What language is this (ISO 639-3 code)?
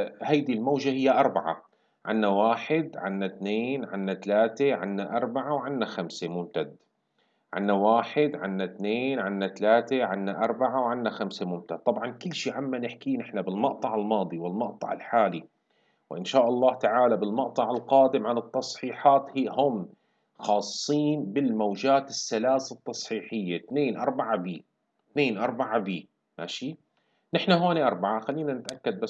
ara